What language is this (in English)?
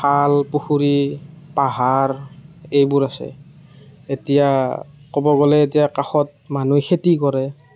Assamese